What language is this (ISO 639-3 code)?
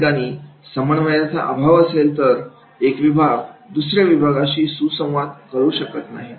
mar